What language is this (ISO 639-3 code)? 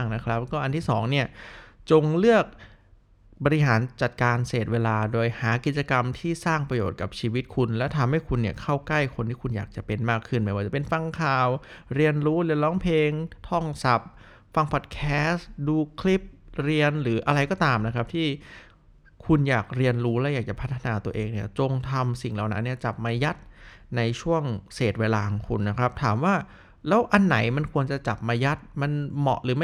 tha